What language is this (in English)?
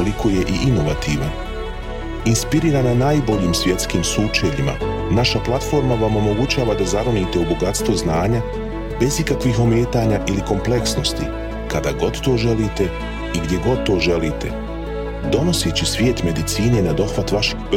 Croatian